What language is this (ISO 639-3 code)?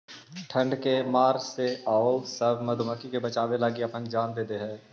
mag